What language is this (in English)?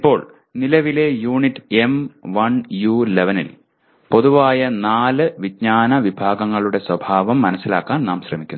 Malayalam